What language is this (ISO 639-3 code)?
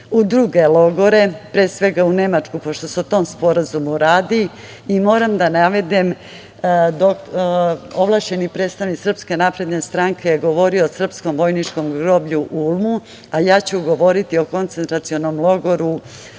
srp